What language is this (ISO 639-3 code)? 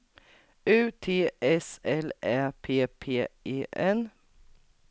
swe